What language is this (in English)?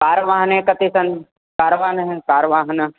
Sanskrit